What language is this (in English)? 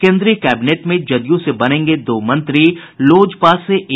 Hindi